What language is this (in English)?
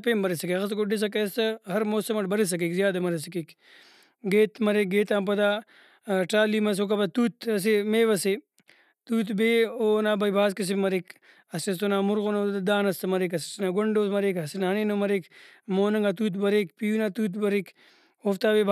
Brahui